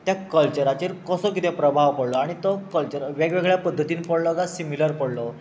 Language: Konkani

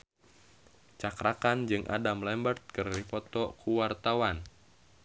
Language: Sundanese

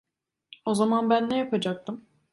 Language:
Turkish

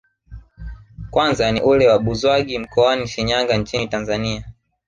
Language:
Swahili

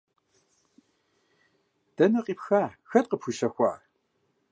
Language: Kabardian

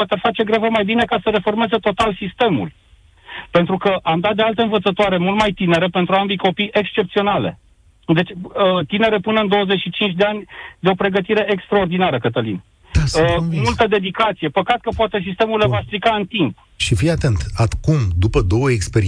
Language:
Romanian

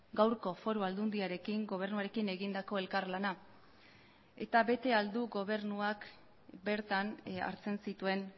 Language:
Basque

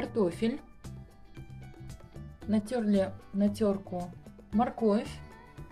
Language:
Russian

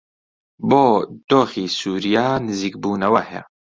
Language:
Central Kurdish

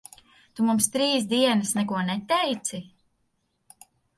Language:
Latvian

